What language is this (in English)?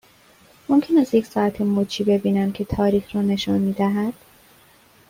Persian